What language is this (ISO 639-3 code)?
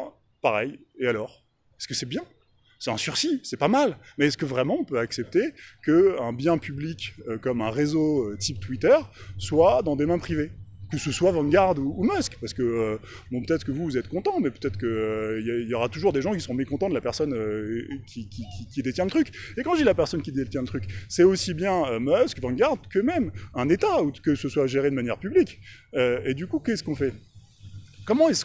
fra